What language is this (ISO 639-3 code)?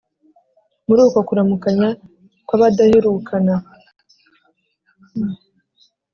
kin